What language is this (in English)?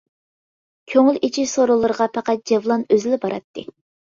Uyghur